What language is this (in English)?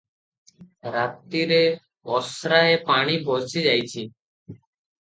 Odia